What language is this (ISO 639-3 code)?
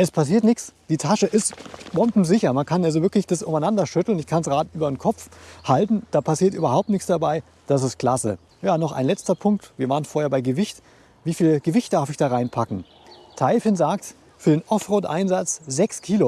deu